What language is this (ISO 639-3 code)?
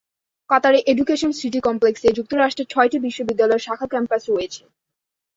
ben